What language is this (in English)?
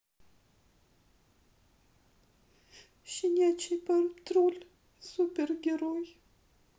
Russian